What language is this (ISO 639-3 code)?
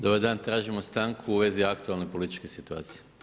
hrv